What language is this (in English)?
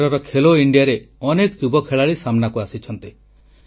Odia